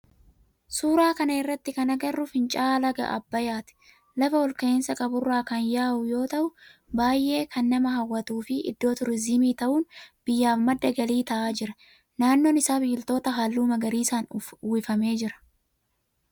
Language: Oromo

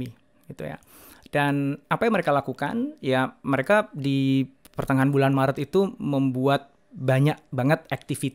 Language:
Indonesian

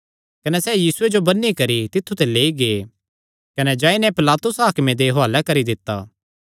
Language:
Kangri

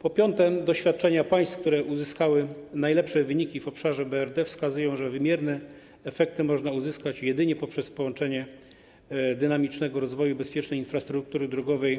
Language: Polish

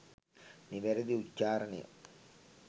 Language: Sinhala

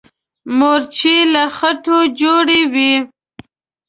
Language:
Pashto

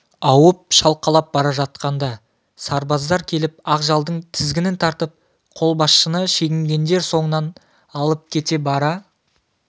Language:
Kazakh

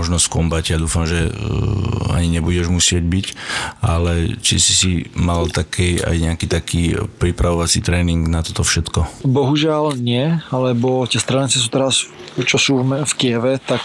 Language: Slovak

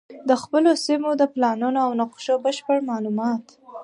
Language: Pashto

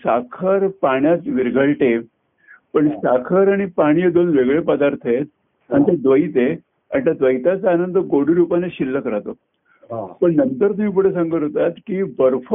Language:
Marathi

